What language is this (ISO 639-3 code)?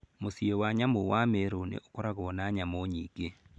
kik